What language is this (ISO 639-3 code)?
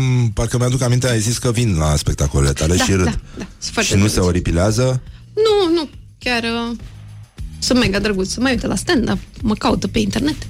ron